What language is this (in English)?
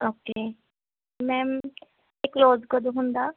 Punjabi